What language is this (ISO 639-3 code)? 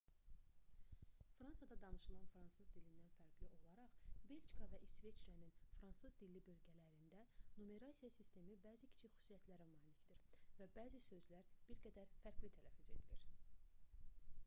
aze